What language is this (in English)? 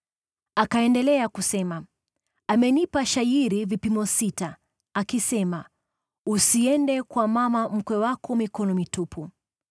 Swahili